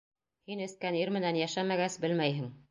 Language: Bashkir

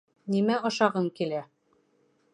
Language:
Bashkir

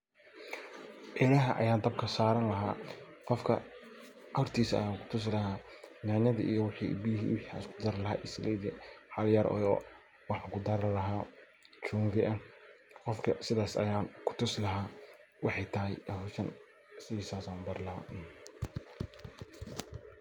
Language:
Somali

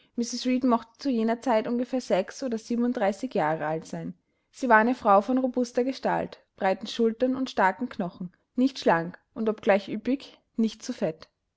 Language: German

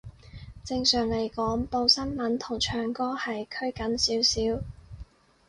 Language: Cantonese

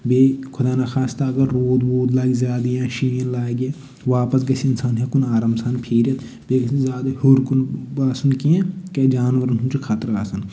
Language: Kashmiri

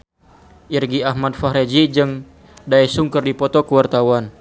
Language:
Sundanese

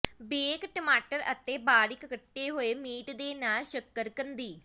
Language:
Punjabi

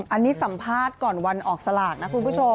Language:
Thai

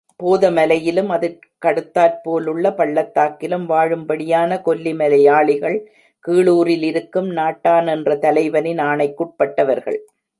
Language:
Tamil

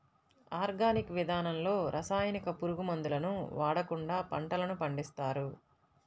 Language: Telugu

